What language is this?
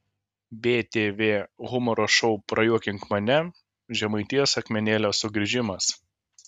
Lithuanian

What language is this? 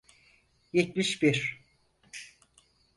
Turkish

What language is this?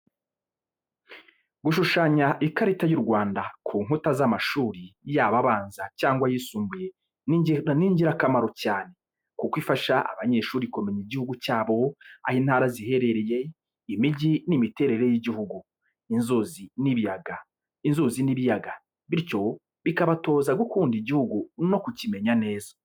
Kinyarwanda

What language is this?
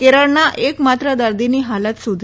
Gujarati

